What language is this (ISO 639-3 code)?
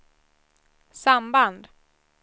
swe